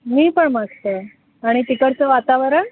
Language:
Marathi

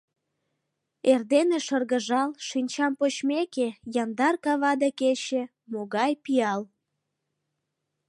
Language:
Mari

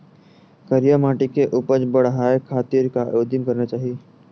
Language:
Chhattisgarhi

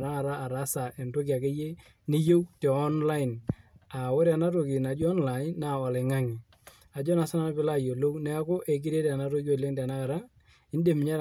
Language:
Masai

